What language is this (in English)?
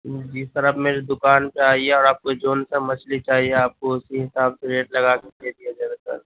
Urdu